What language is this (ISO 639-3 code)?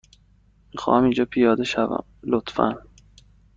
fas